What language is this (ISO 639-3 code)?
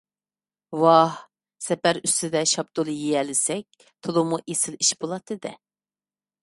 uig